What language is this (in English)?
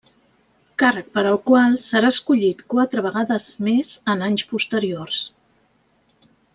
Catalan